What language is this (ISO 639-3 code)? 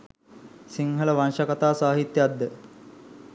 sin